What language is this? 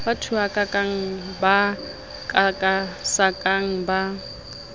Southern Sotho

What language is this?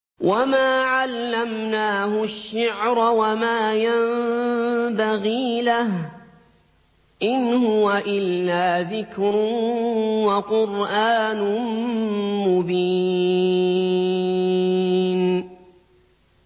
Arabic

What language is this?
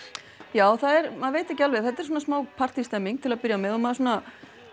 Icelandic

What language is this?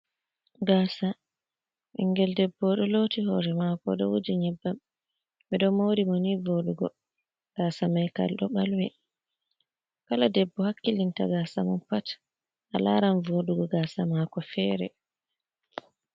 Fula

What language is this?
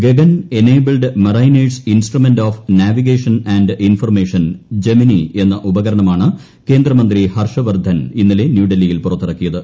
Malayalam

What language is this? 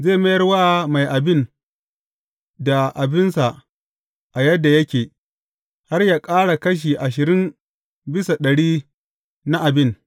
Hausa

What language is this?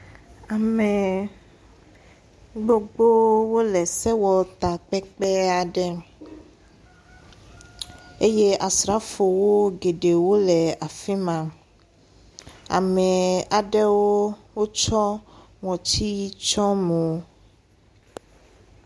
Ewe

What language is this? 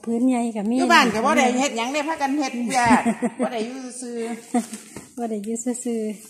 Thai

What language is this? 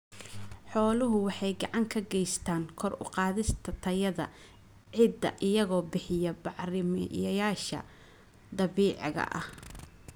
Somali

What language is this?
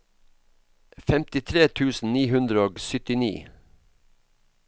Norwegian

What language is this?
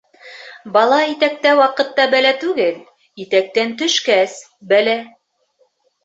Bashkir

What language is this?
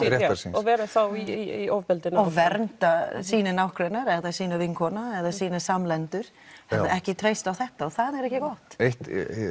Icelandic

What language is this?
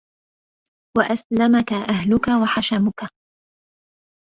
Arabic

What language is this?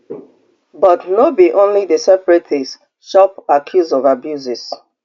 Nigerian Pidgin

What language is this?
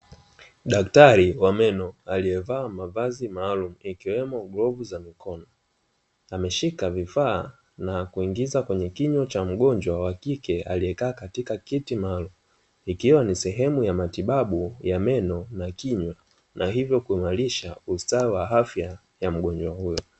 Swahili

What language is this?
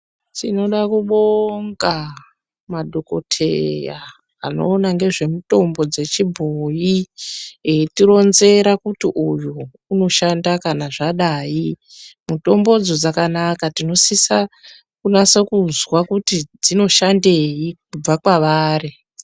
Ndau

